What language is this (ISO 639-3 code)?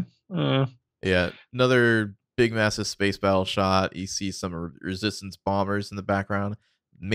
eng